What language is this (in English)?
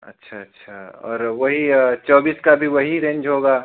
Hindi